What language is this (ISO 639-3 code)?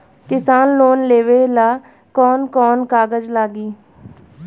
bho